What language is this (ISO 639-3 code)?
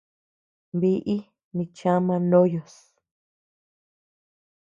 cux